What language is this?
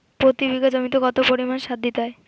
Bangla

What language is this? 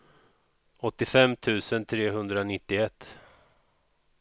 Swedish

